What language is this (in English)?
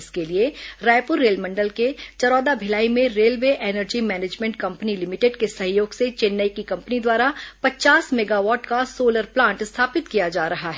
Hindi